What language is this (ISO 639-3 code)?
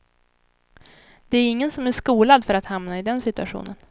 swe